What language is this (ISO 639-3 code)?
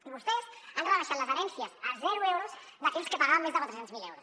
cat